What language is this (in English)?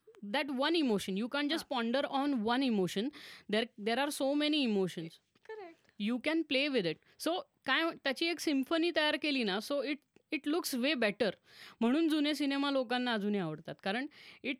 Marathi